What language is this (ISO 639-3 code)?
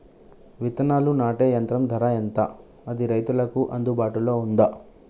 tel